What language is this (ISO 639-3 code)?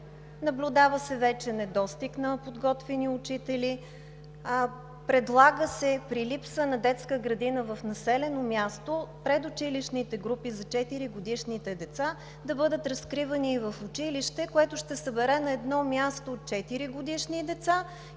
bul